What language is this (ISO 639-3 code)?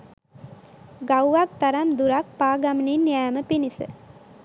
sin